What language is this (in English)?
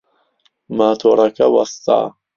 Central Kurdish